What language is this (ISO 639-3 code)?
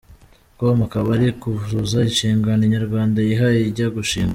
kin